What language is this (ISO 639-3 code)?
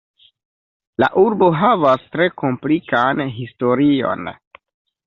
epo